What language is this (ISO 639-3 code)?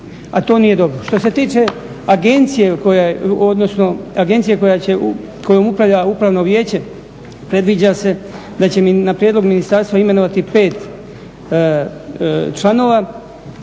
hrv